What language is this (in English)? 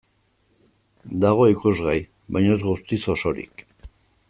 Basque